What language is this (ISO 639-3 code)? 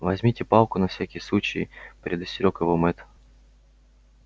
rus